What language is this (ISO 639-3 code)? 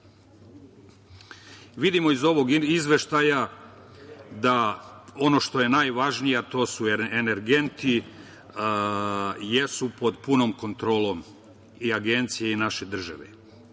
srp